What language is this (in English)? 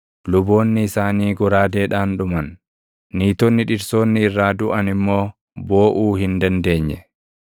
Oromo